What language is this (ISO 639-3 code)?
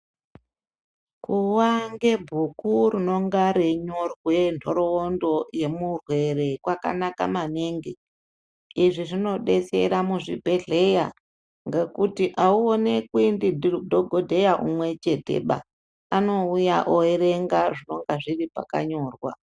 ndc